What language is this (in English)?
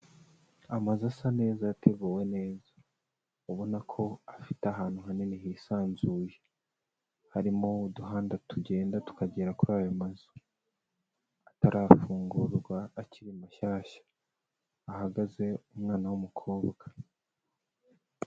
Kinyarwanda